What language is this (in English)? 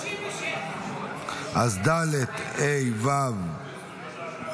Hebrew